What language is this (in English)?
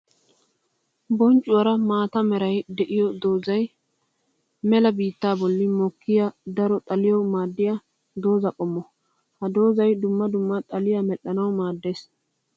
Wolaytta